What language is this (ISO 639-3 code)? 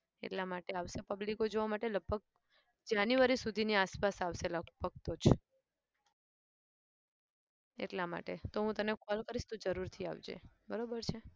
guj